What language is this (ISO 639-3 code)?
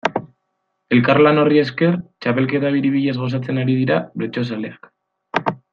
eus